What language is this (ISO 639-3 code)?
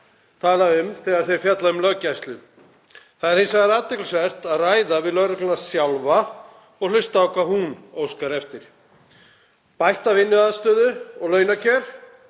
isl